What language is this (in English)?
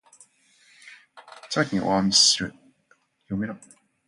Japanese